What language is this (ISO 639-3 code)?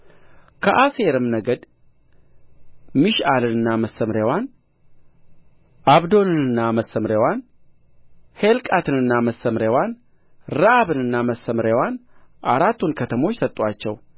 amh